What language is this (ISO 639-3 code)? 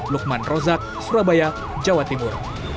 ind